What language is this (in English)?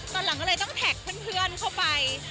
Thai